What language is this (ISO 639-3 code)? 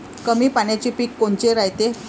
mar